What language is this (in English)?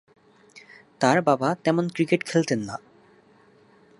Bangla